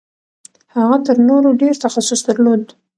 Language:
Pashto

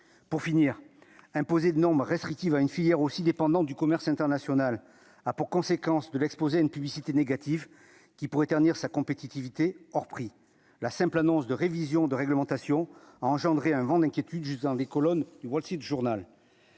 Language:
French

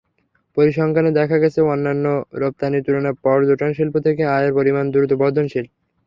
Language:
Bangla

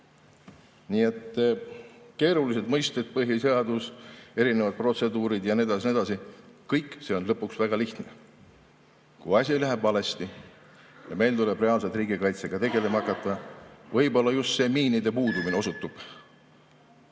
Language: Estonian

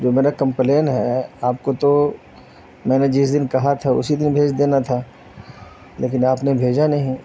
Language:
Urdu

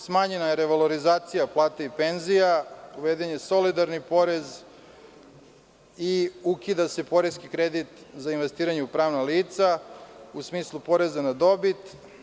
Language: Serbian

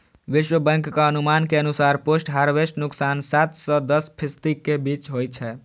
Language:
Maithili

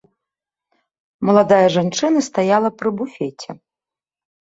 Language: Belarusian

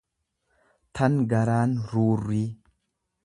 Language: Oromo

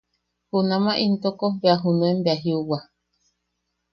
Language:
Yaqui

